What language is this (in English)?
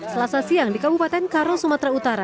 Indonesian